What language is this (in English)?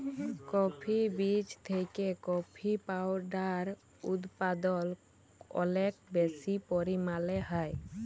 Bangla